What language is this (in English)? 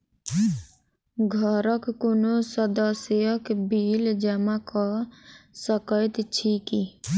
Maithili